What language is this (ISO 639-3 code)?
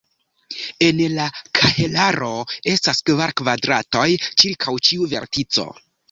epo